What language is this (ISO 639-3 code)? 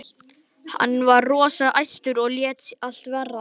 isl